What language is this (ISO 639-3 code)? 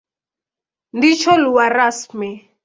swa